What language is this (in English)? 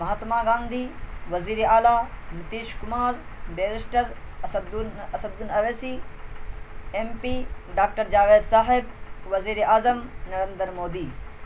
Urdu